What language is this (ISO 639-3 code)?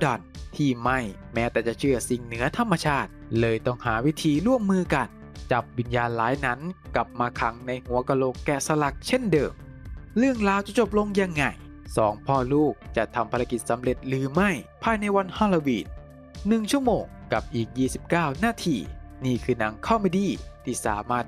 tha